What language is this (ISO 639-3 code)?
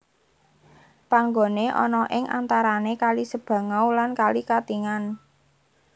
jav